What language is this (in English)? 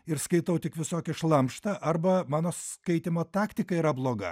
Lithuanian